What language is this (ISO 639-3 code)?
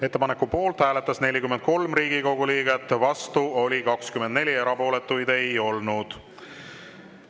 est